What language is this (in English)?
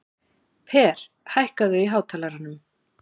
Icelandic